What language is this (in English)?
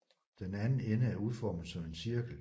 Danish